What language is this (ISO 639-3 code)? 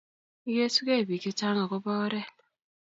kln